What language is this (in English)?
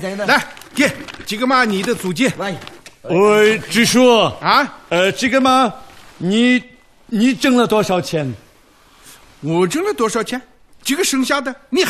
Chinese